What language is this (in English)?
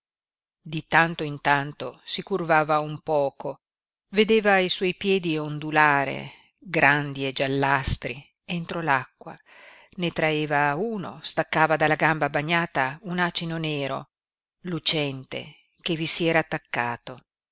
Italian